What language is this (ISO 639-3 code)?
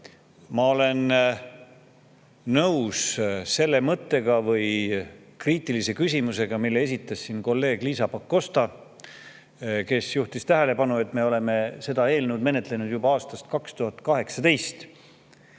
est